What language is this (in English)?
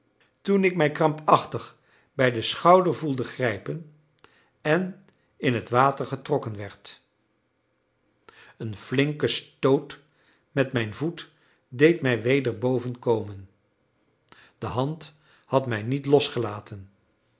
Dutch